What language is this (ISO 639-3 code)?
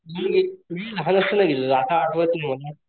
mar